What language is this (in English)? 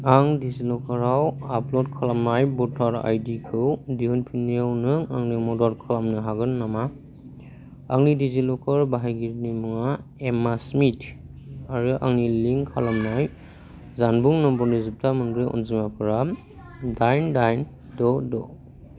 Bodo